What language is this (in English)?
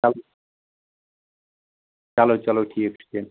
Kashmiri